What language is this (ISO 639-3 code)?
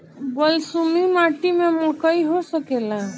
bho